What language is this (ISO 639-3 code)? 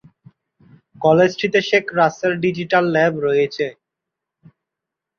ben